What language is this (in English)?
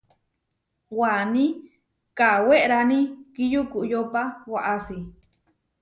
Huarijio